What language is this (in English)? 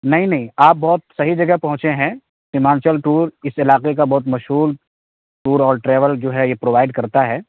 Urdu